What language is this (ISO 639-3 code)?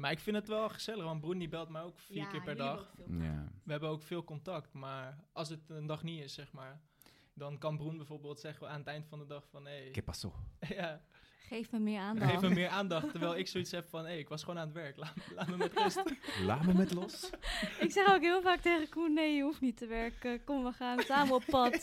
nld